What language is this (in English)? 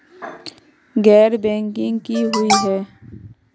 Magahi